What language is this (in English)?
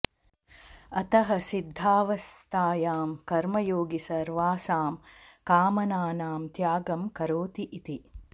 Sanskrit